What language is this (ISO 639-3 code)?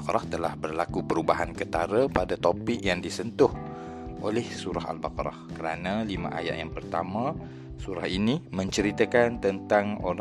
msa